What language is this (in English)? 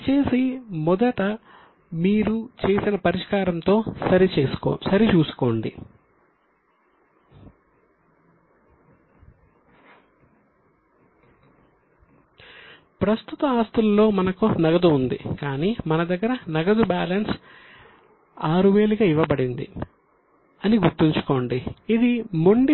Telugu